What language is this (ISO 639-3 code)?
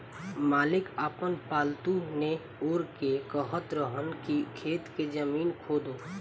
bho